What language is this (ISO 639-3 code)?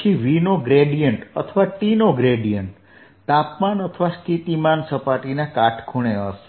guj